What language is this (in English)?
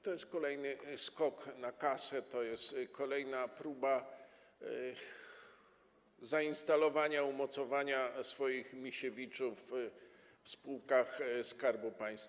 Polish